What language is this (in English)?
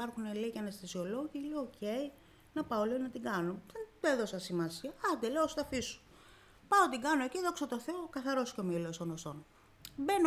Greek